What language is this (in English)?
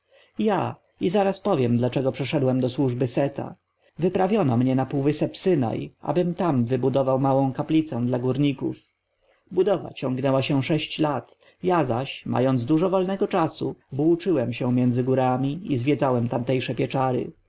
Polish